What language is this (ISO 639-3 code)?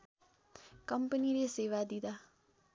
nep